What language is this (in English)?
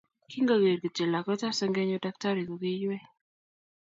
Kalenjin